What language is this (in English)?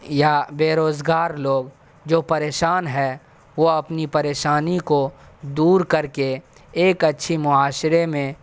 Urdu